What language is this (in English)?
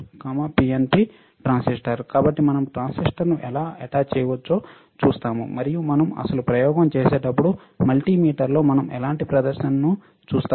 Telugu